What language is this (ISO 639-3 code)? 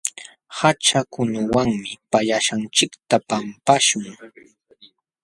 qxw